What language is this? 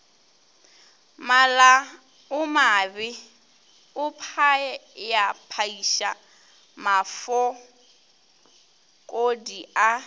Northern Sotho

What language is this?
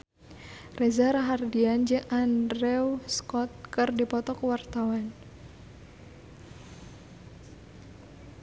Sundanese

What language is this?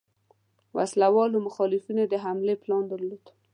Pashto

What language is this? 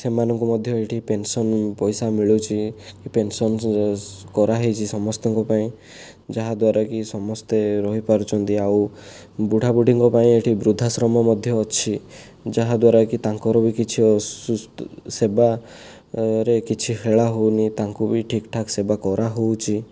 Odia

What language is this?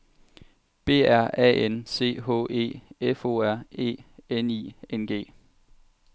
Danish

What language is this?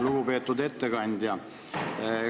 Estonian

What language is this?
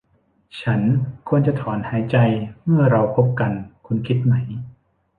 Thai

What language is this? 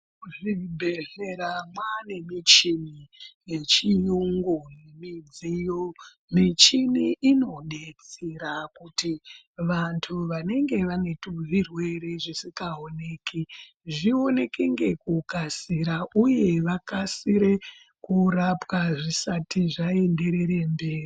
Ndau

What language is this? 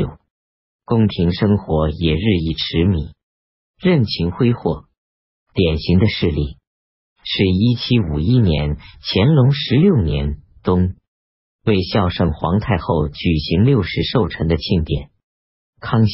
Chinese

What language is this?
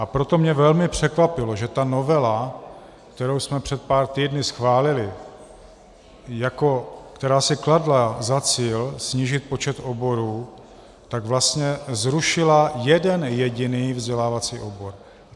Czech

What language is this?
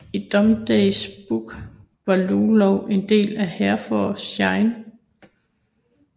Danish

